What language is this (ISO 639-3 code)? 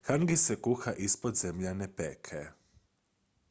hrv